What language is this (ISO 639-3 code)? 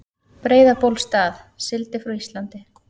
isl